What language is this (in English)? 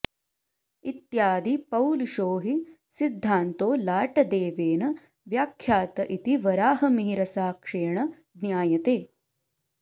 Sanskrit